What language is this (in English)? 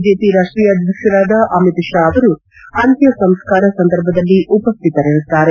Kannada